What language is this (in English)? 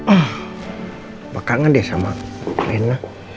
Indonesian